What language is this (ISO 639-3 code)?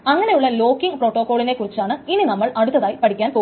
mal